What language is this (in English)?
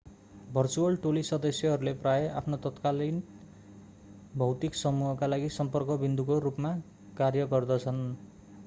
Nepali